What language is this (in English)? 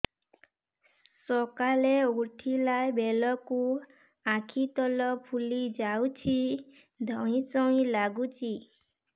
Odia